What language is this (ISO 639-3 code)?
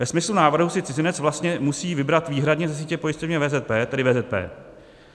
ces